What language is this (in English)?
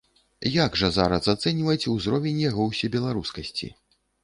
Belarusian